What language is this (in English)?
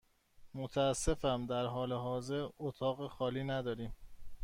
Persian